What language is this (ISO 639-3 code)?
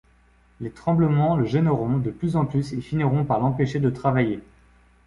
fra